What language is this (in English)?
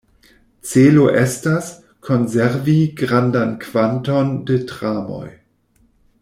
Esperanto